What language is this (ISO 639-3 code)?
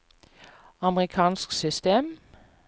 nor